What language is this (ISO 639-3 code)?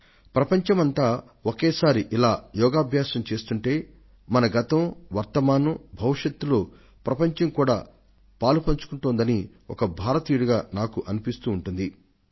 tel